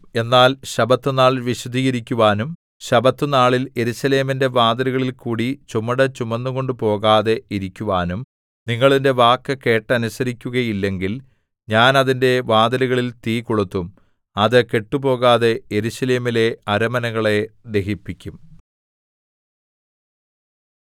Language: Malayalam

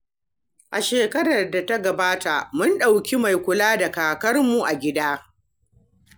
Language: Hausa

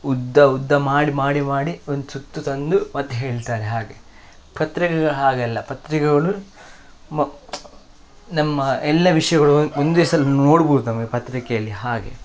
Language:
Kannada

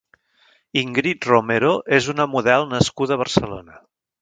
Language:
Catalan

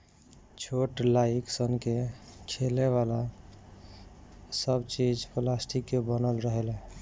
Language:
Bhojpuri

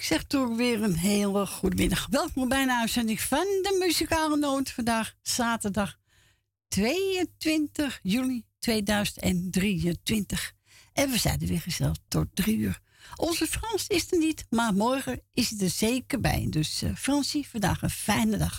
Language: Dutch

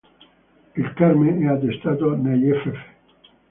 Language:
Italian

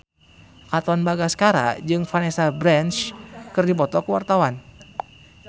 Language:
Sundanese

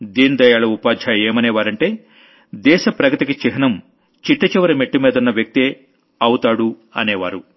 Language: Telugu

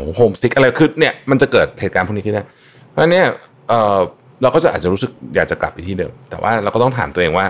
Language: Thai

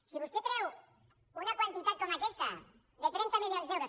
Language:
Catalan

